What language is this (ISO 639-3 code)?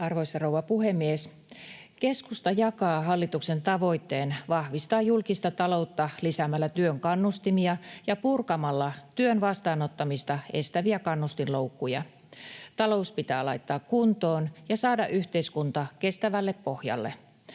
fin